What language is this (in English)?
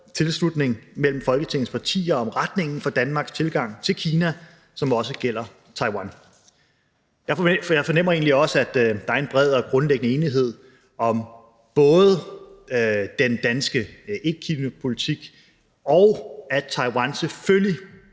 Danish